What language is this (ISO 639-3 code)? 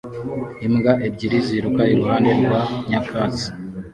kin